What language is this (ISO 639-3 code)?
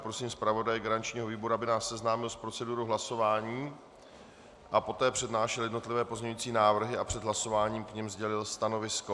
ces